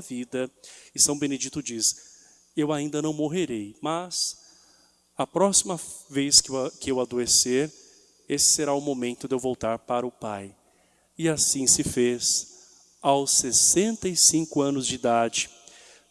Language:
Portuguese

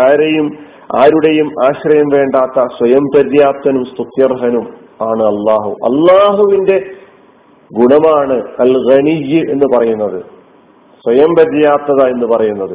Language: Malayalam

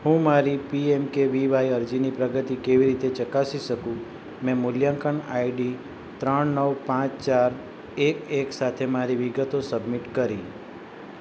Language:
Gujarati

